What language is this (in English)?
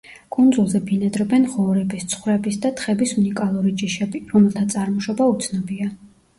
Georgian